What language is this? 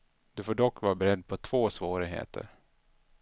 Swedish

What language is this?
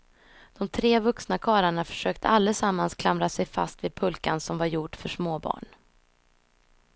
Swedish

